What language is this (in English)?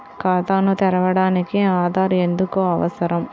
Telugu